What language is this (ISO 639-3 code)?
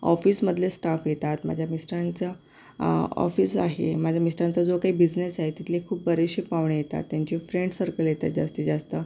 mar